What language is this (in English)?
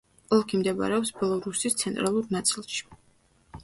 Georgian